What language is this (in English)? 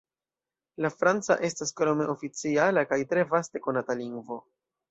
Esperanto